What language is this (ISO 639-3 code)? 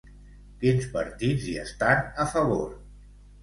cat